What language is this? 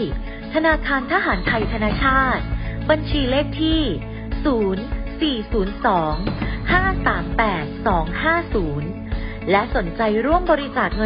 Thai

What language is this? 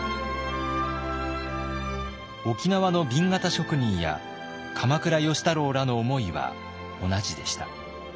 Japanese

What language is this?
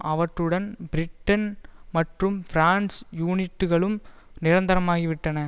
Tamil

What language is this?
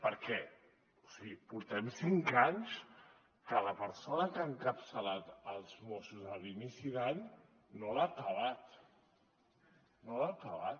Catalan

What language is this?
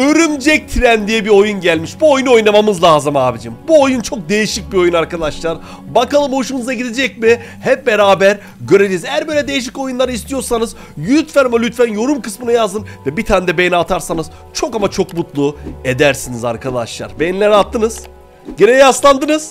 Turkish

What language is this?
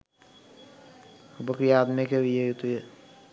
Sinhala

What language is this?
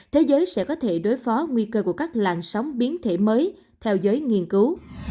Vietnamese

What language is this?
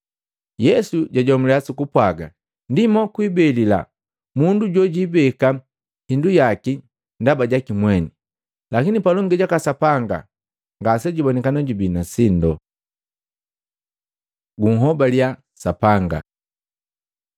Matengo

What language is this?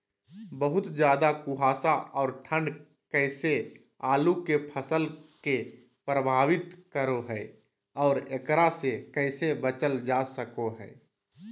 Magahi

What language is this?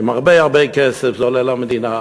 Hebrew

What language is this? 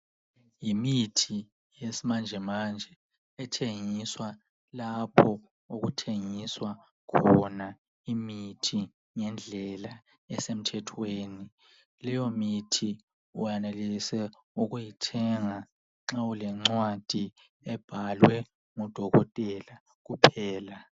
North Ndebele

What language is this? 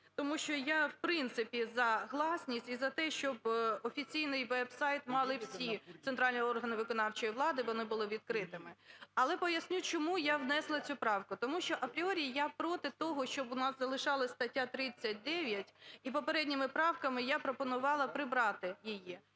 Ukrainian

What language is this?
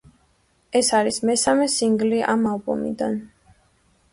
Georgian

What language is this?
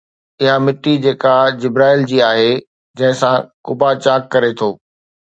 Sindhi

